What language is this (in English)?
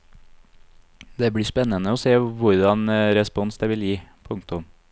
Norwegian